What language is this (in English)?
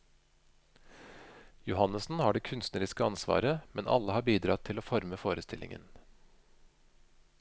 Norwegian